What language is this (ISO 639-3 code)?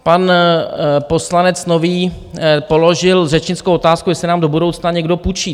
ces